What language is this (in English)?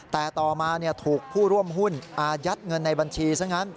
Thai